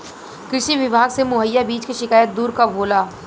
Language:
Bhojpuri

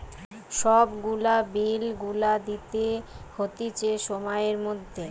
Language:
Bangla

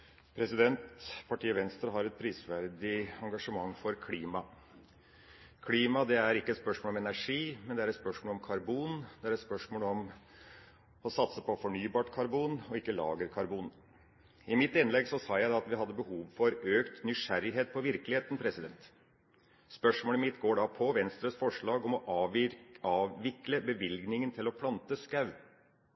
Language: Norwegian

